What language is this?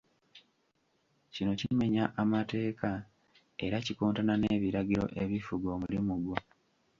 Ganda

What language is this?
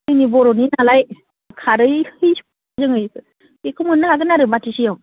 Bodo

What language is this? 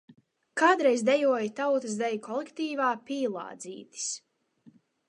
Latvian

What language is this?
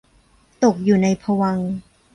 Thai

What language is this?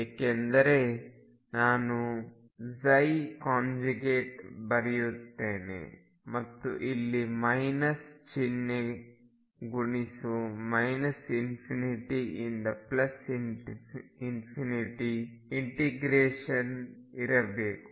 Kannada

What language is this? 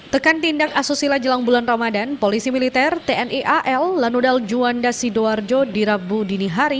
Indonesian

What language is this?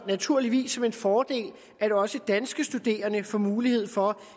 Danish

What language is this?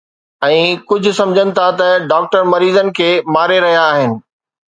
Sindhi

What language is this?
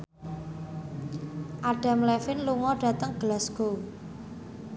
Javanese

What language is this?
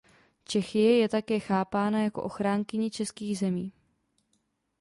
Czech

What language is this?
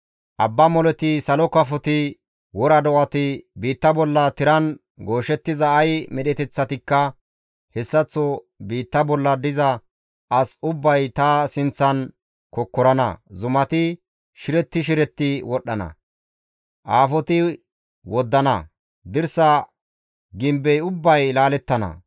Gamo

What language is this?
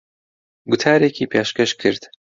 Central Kurdish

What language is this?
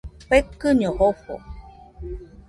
Nüpode Huitoto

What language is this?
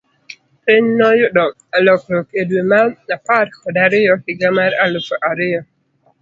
Luo (Kenya and Tanzania)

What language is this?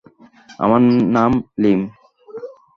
Bangla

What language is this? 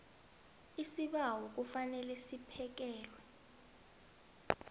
South Ndebele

